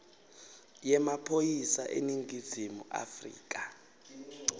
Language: Swati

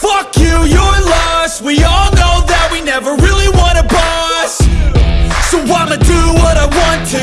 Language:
English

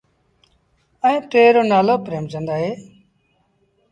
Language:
Sindhi Bhil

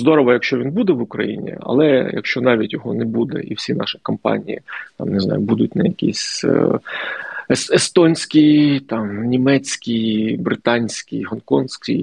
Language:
Ukrainian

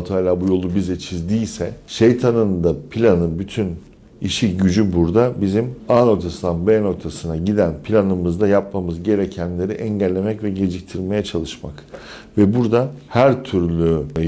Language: Turkish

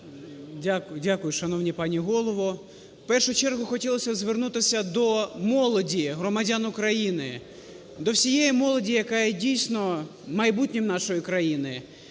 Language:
Ukrainian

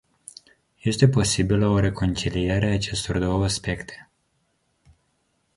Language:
Romanian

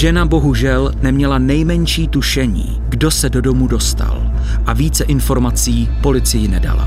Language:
Czech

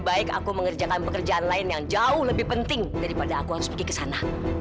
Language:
Indonesian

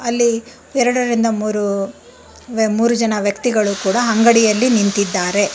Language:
Kannada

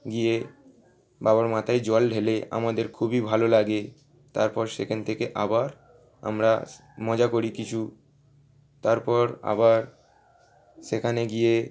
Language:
Bangla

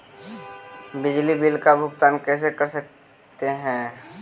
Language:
Magahi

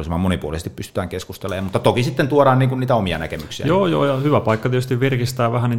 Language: Finnish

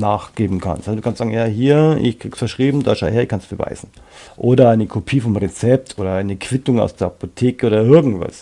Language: German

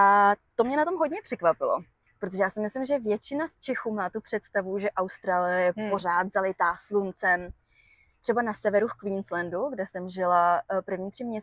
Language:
Czech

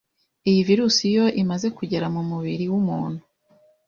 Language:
Kinyarwanda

